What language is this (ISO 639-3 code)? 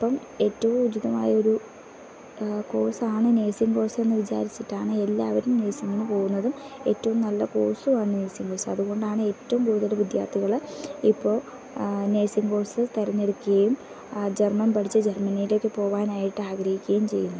mal